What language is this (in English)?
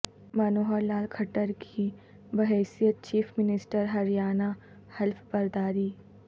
Urdu